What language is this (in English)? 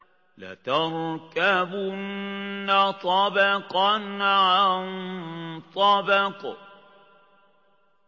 Arabic